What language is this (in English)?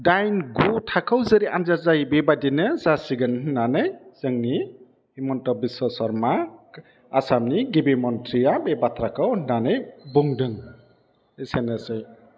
Bodo